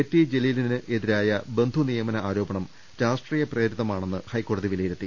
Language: Malayalam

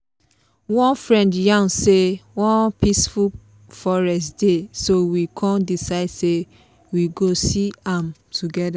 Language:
Nigerian Pidgin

